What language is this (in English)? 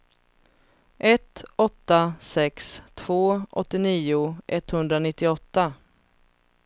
Swedish